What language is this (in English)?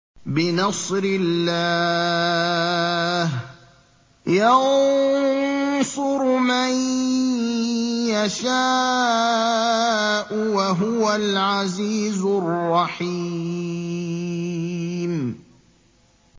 Arabic